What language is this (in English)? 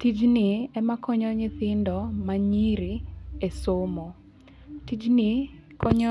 Luo (Kenya and Tanzania)